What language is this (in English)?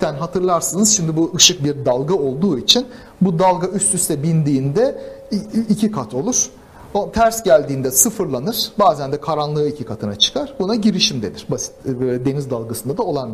Turkish